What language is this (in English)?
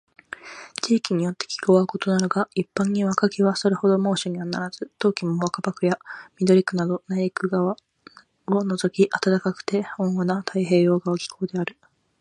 Japanese